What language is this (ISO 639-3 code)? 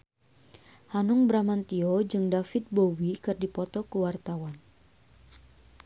sun